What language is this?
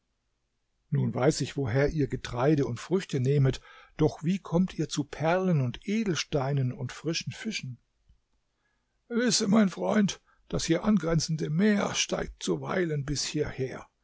German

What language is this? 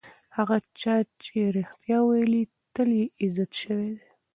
Pashto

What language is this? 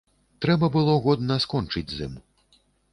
Belarusian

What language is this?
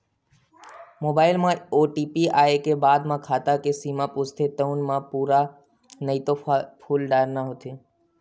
Chhattisgarhi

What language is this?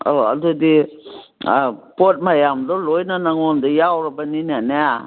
Manipuri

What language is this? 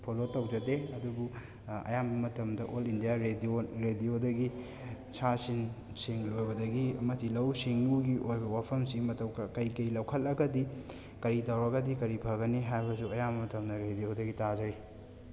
Manipuri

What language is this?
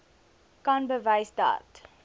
Afrikaans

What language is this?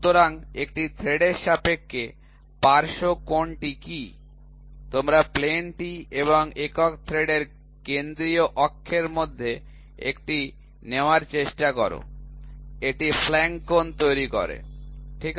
Bangla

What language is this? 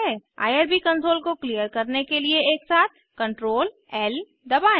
Hindi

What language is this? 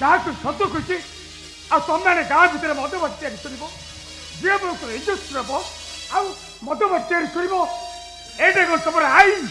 Odia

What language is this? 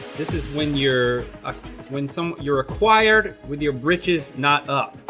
English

